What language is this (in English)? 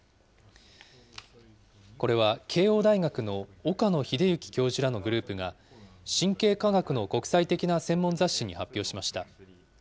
Japanese